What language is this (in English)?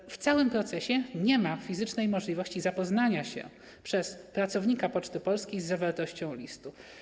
Polish